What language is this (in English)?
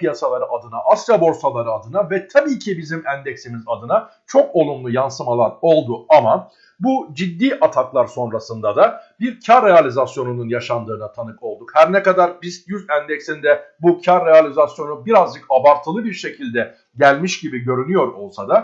Turkish